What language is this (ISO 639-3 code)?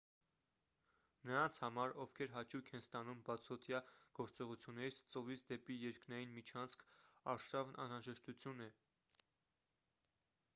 hye